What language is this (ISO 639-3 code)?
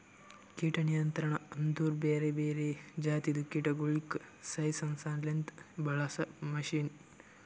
kan